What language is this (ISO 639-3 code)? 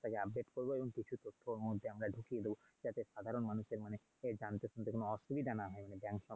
ben